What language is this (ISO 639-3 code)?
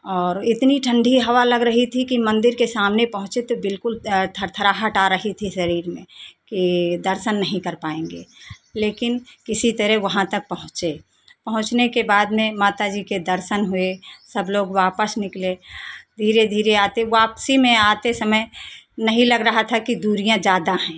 hin